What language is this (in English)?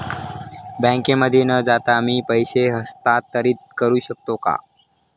Marathi